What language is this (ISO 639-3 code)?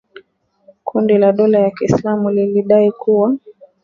swa